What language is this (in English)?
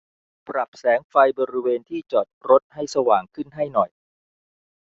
Thai